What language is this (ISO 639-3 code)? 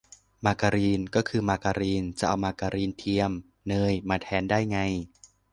tha